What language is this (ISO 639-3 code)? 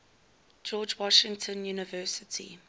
eng